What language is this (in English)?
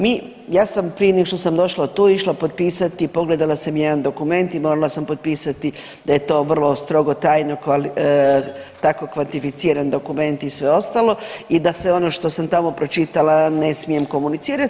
Croatian